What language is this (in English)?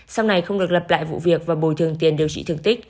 Vietnamese